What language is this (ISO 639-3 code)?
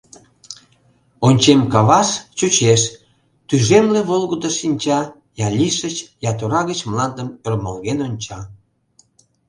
chm